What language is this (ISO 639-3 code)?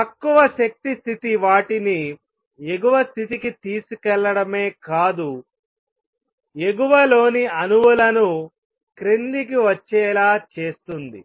tel